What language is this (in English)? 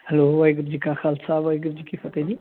Punjabi